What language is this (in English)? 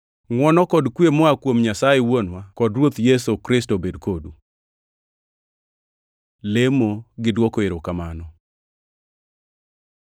Luo (Kenya and Tanzania)